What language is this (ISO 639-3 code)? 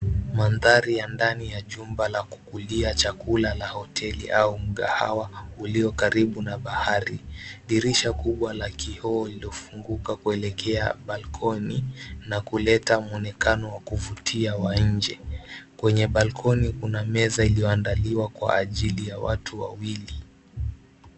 swa